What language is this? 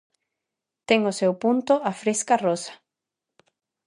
Galician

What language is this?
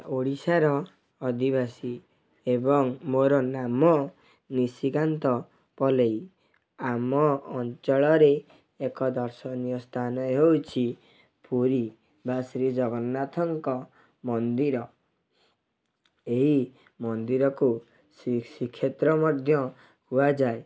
Odia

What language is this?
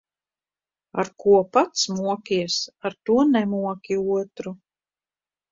Latvian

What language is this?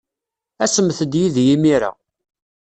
Kabyle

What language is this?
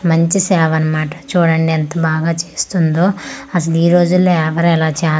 Telugu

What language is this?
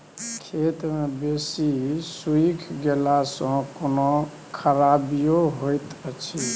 Maithili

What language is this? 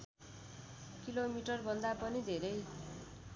Nepali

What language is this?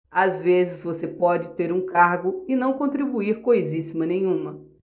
Portuguese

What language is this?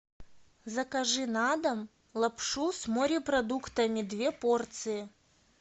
Russian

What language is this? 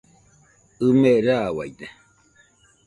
Nüpode Huitoto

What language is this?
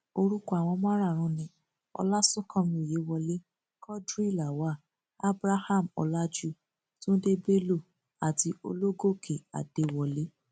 Yoruba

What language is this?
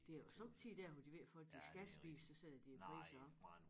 Danish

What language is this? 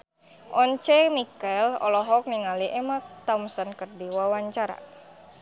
Sundanese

